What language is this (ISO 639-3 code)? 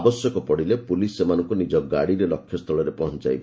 ori